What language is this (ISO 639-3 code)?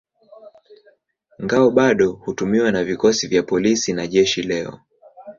swa